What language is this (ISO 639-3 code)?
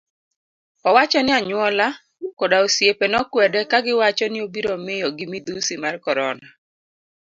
luo